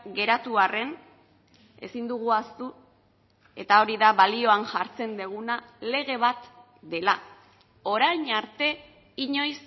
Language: Basque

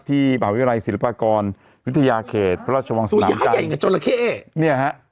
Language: Thai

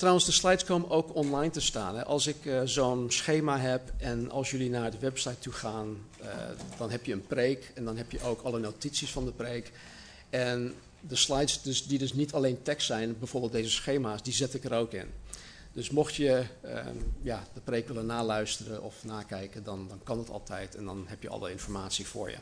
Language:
Dutch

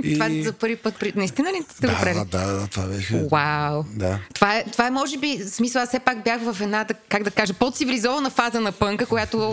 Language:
Bulgarian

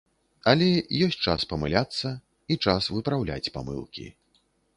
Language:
Belarusian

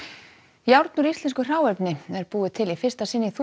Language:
Icelandic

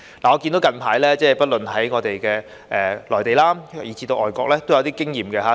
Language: Cantonese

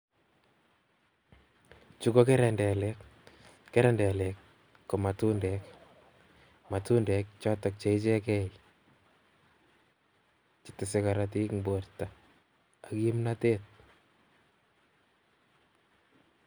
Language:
Kalenjin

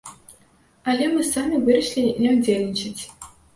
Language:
Belarusian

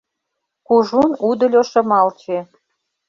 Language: Mari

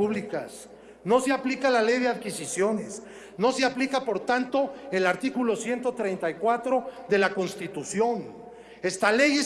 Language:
Spanish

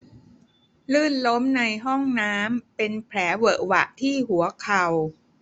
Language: Thai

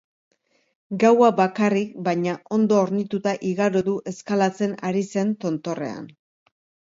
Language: Basque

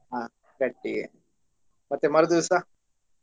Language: Kannada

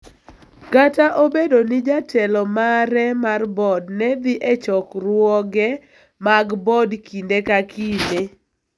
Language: Luo (Kenya and Tanzania)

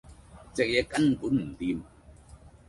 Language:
Cantonese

